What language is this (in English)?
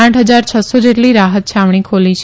Gujarati